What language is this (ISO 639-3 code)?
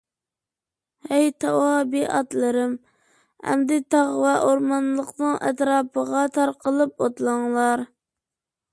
uig